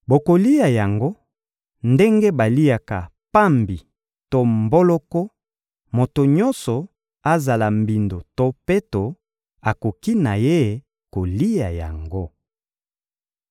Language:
Lingala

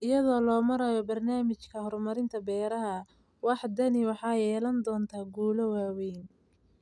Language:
Somali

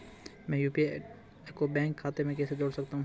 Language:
Hindi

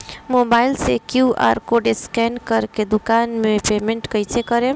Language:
Bhojpuri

